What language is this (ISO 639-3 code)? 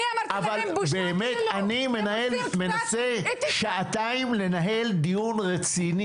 heb